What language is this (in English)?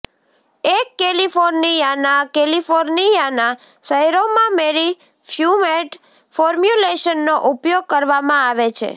Gujarati